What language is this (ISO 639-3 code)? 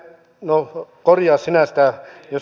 fin